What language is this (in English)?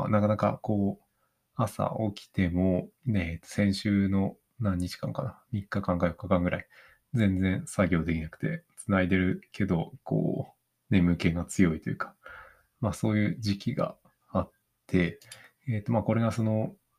Japanese